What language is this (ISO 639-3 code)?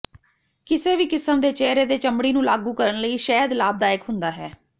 pan